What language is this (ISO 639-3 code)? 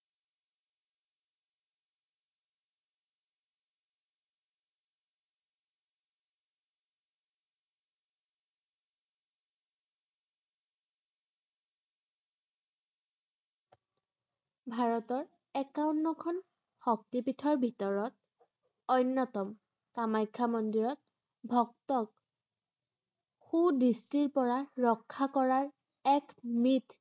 asm